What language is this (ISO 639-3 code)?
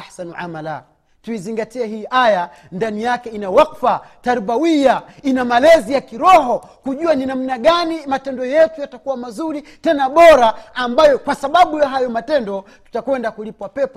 swa